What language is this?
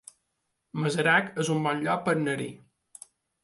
Catalan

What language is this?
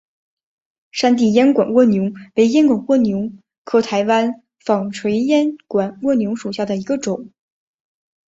Chinese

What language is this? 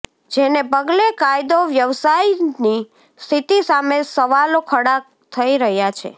Gujarati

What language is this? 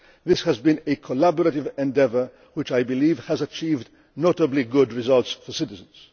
English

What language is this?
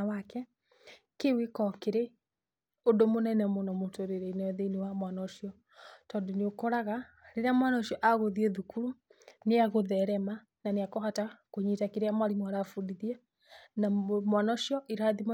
Kikuyu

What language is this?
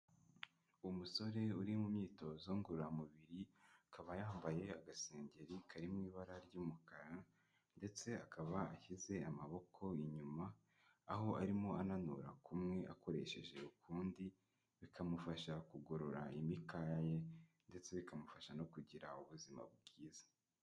Kinyarwanda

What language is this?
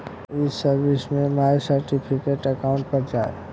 Bhojpuri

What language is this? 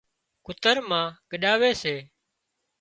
Wadiyara Koli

